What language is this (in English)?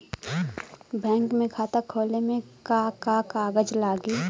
Bhojpuri